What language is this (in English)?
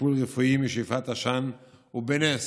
Hebrew